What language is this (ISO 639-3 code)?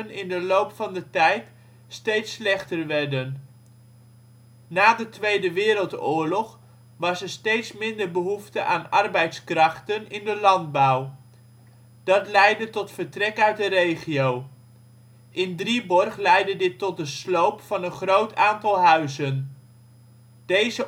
nld